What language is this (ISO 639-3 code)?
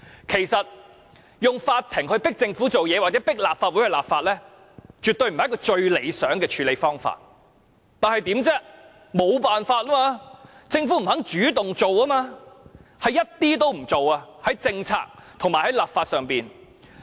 yue